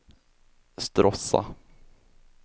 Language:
Swedish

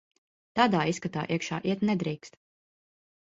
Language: Latvian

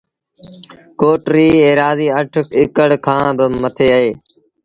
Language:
Sindhi Bhil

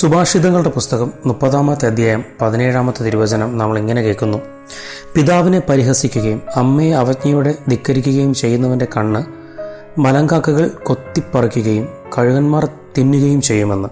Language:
Malayalam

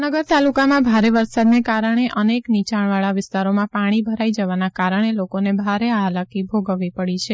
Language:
Gujarati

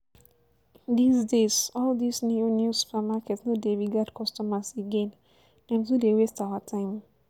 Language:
Nigerian Pidgin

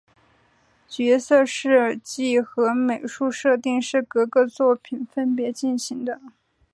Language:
Chinese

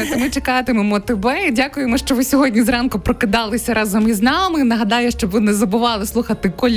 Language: Ukrainian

